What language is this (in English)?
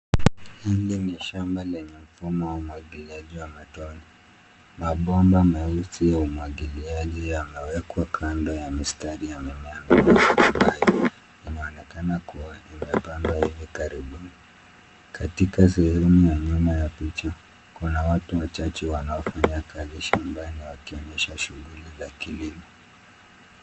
Swahili